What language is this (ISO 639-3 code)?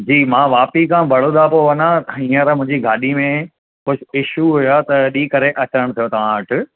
snd